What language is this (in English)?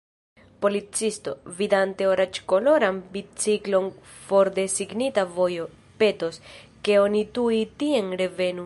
Esperanto